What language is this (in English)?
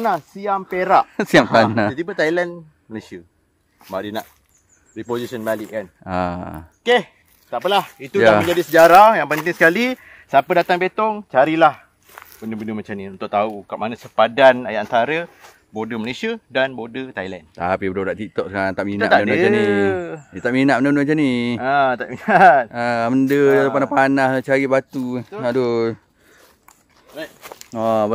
Malay